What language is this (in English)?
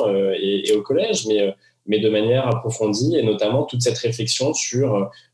French